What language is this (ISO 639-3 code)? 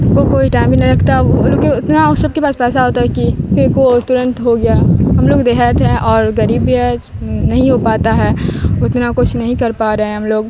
urd